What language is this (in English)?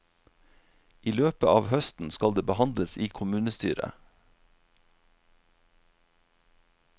Norwegian